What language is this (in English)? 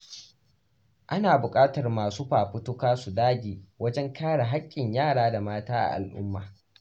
Hausa